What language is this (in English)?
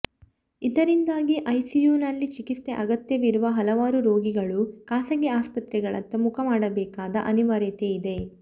Kannada